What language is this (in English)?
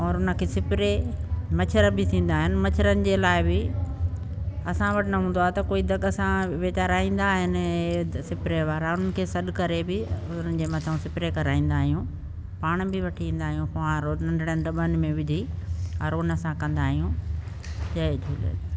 Sindhi